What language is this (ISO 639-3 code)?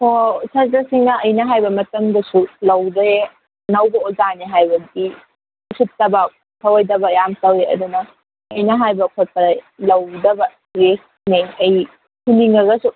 mni